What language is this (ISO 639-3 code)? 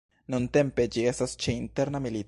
epo